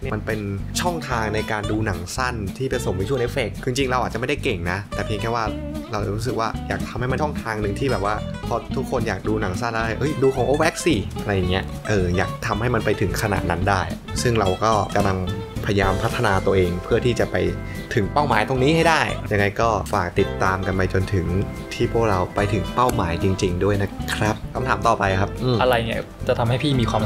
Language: Thai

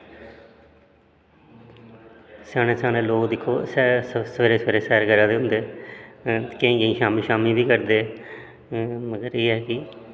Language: Dogri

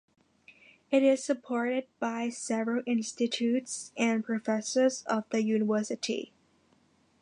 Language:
English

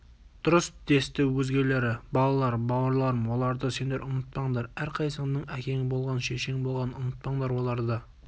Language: Kazakh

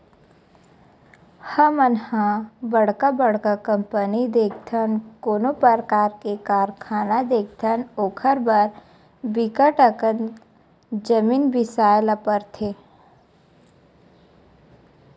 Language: Chhattisgarhi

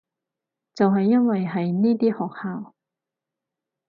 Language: Cantonese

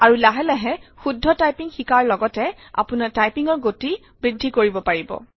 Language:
Assamese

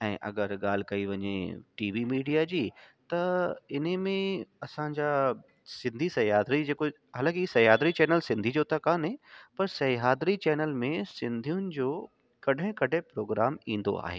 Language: Sindhi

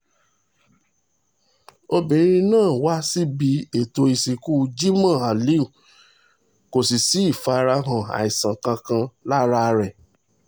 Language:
Yoruba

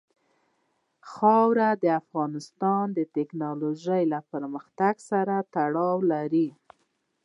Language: Pashto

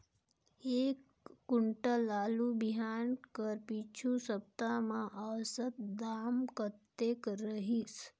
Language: Chhattisgarhi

